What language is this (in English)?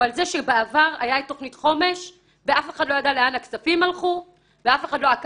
Hebrew